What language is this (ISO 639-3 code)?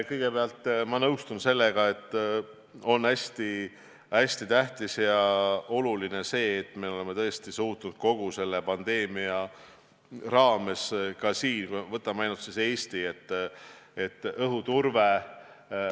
est